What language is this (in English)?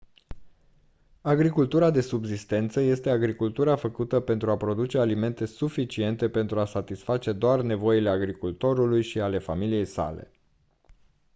Romanian